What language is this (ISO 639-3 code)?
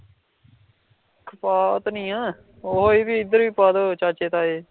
pan